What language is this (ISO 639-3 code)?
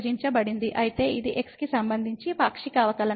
tel